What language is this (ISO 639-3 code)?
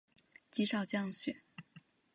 zho